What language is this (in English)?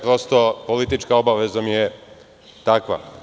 Serbian